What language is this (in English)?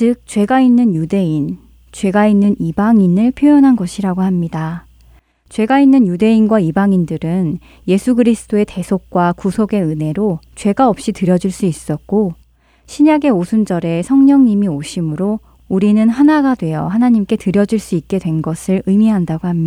Korean